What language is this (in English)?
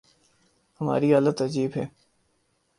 Urdu